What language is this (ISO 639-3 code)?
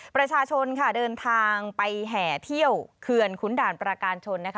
tha